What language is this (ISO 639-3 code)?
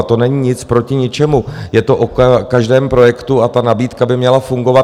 ces